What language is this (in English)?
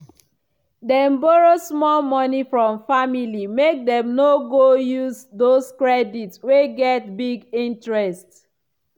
Nigerian Pidgin